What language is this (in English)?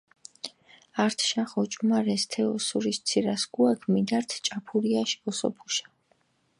Mingrelian